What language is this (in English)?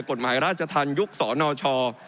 Thai